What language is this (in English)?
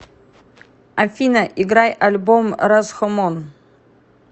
Russian